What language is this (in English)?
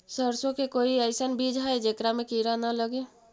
Magahi